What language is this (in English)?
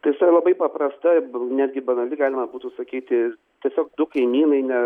Lithuanian